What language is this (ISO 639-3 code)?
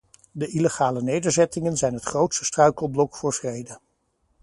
nld